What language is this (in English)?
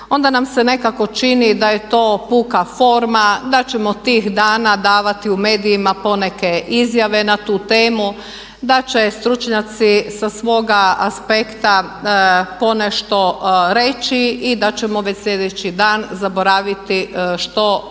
Croatian